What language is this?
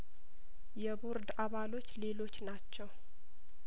Amharic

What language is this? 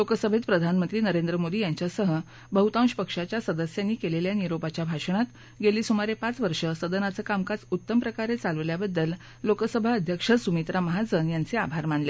Marathi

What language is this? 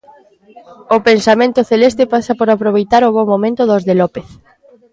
Galician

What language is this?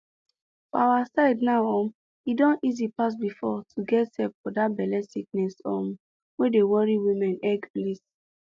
Nigerian Pidgin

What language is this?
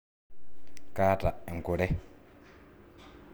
Masai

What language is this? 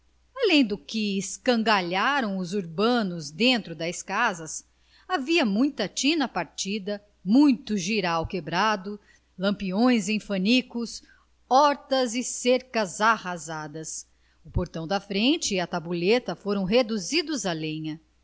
Portuguese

